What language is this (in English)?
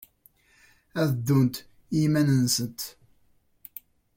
Kabyle